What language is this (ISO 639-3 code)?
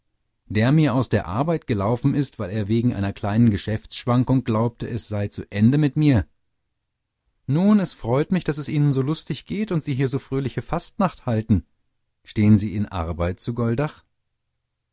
deu